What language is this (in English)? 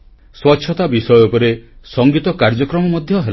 Odia